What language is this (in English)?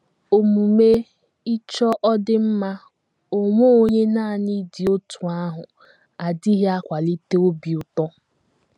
Igbo